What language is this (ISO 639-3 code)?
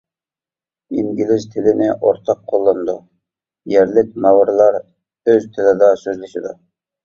uig